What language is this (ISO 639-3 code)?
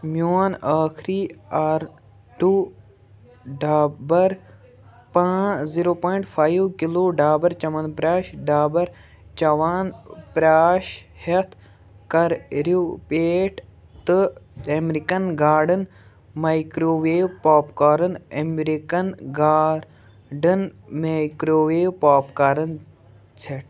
kas